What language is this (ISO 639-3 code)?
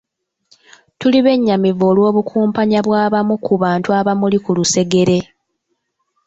lug